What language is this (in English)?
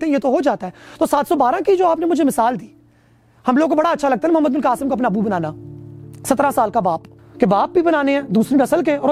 Urdu